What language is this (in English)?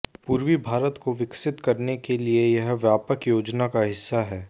Hindi